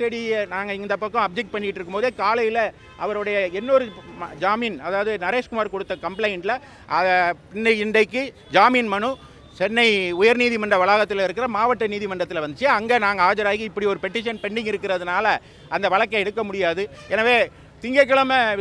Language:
Romanian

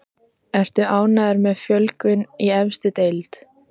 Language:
Icelandic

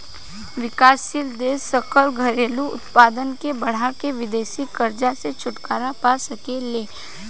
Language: Bhojpuri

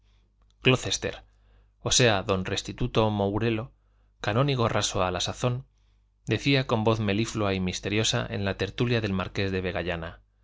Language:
Spanish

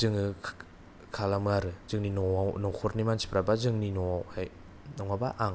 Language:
Bodo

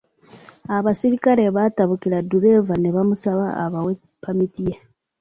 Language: Ganda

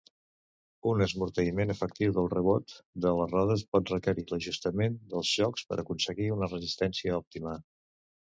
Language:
Catalan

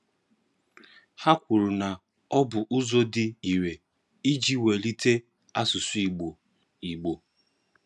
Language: Igbo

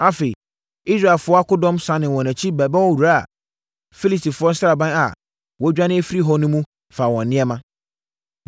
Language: Akan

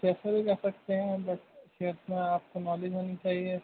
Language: Urdu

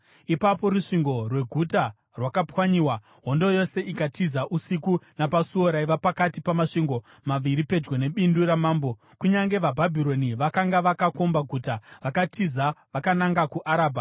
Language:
Shona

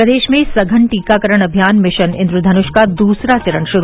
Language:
Hindi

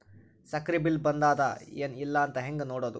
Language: Kannada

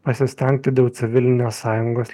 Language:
Lithuanian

